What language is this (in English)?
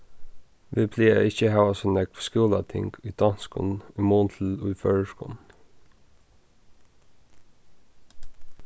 Faroese